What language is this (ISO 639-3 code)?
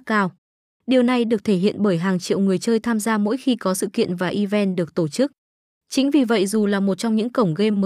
vie